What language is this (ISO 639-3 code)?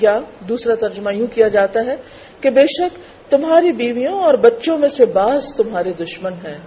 urd